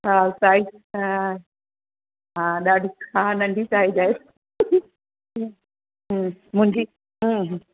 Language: Sindhi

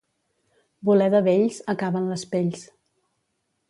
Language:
Catalan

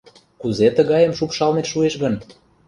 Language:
Mari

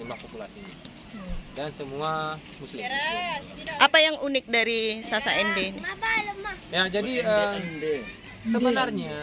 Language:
Indonesian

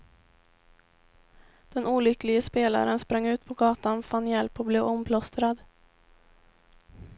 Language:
Swedish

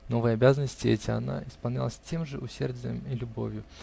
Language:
Russian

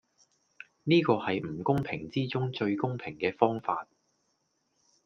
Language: Cantonese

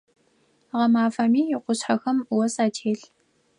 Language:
Adyghe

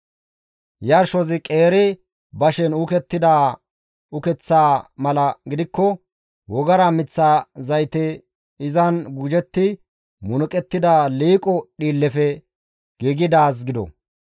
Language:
Gamo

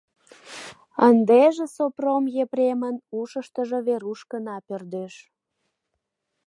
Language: Mari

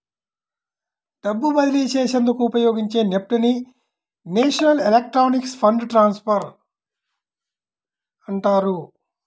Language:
Telugu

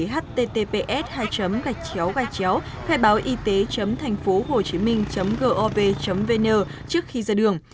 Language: Vietnamese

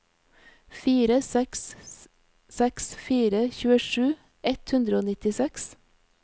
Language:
Norwegian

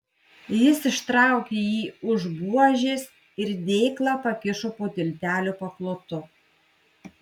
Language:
Lithuanian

